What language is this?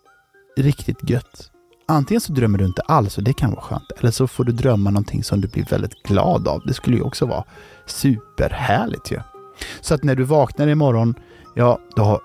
Swedish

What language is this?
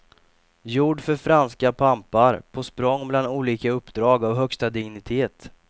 Swedish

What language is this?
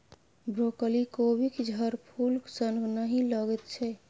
Maithili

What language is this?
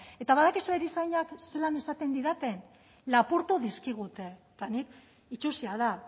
Basque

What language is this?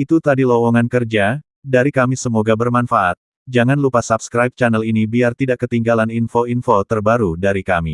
Indonesian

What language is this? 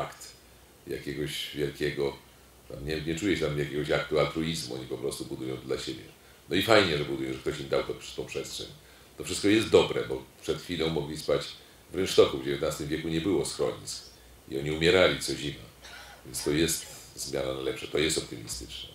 Polish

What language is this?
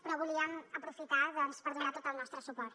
Catalan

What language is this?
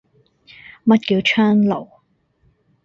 Cantonese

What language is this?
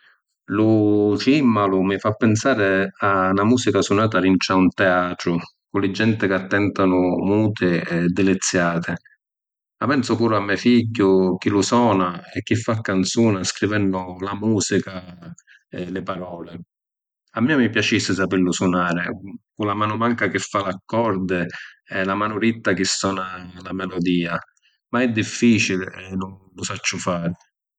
Sicilian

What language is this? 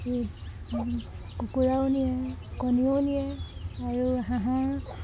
Assamese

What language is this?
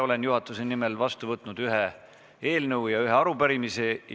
Estonian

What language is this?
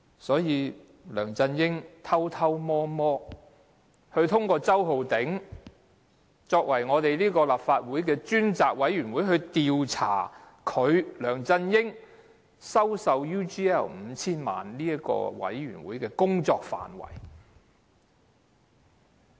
Cantonese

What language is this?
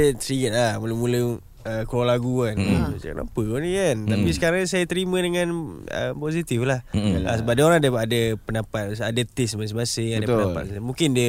Malay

